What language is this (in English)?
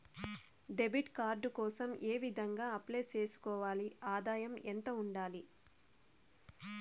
Telugu